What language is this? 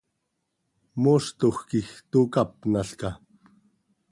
Seri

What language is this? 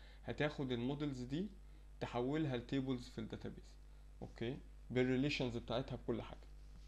Arabic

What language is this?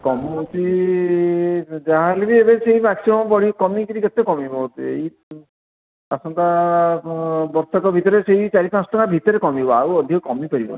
Odia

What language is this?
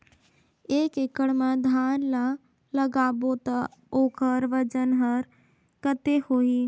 Chhattisgarhi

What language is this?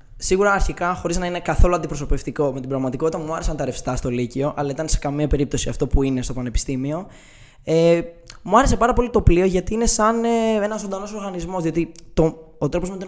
Greek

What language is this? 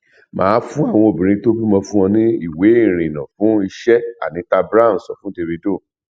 Yoruba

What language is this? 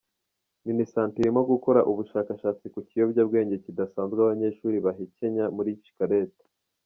Kinyarwanda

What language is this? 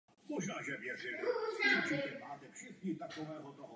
Czech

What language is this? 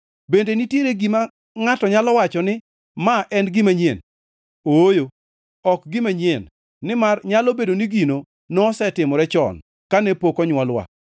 Luo (Kenya and Tanzania)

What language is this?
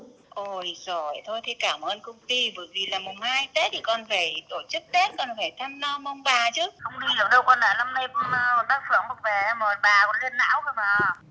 Vietnamese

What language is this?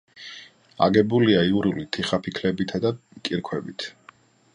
Georgian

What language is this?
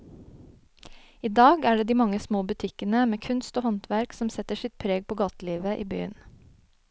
Norwegian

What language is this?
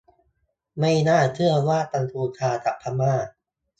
Thai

